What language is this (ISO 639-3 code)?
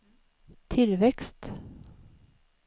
swe